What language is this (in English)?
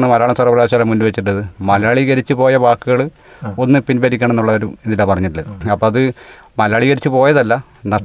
Malayalam